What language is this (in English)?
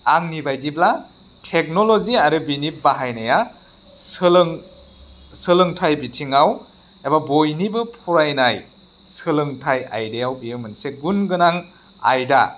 Bodo